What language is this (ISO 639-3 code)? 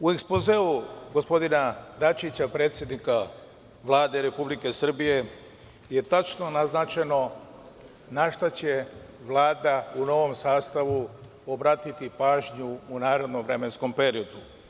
srp